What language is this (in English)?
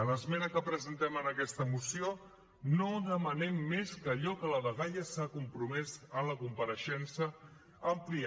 Catalan